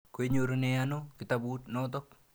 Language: Kalenjin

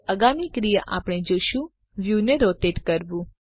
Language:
Gujarati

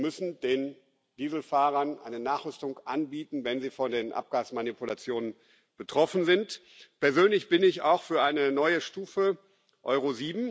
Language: German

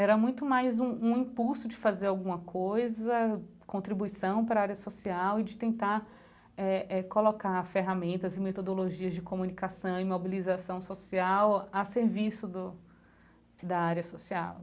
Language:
Portuguese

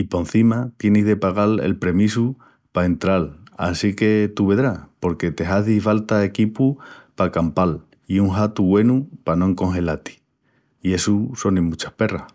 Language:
Extremaduran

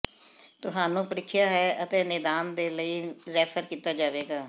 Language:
Punjabi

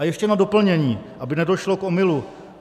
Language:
Czech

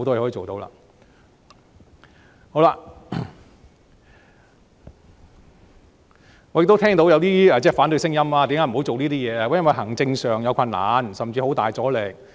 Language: Cantonese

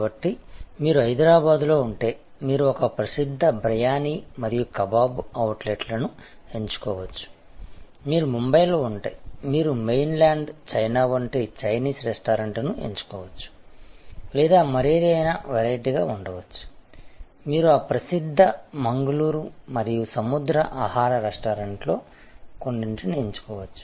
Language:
Telugu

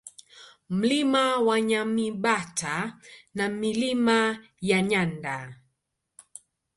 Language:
Swahili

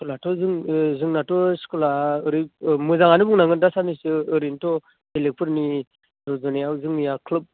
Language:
Bodo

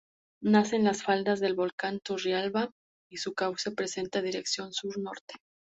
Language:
Spanish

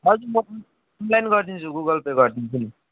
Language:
Nepali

